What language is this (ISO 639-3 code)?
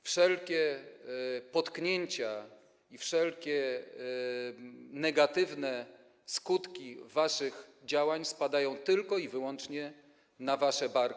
pol